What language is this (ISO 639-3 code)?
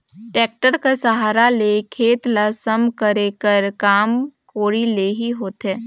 hne